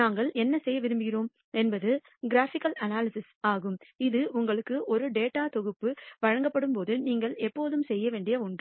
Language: Tamil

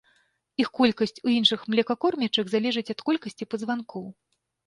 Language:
Belarusian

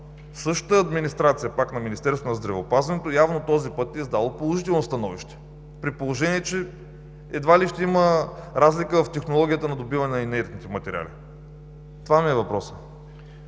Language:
Bulgarian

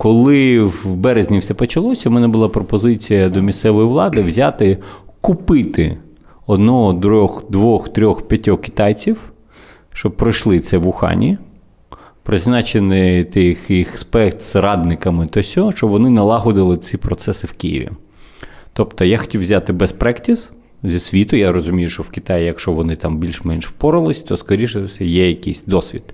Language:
Ukrainian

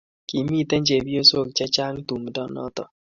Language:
Kalenjin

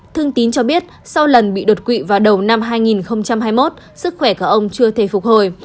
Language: Vietnamese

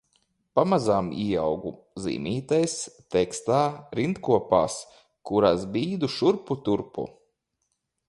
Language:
Latvian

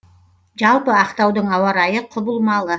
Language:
Kazakh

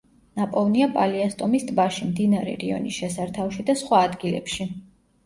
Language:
Georgian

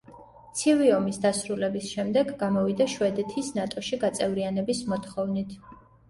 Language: Georgian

